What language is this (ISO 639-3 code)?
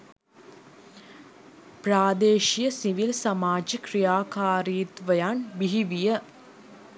sin